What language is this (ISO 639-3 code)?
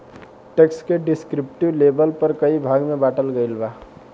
bho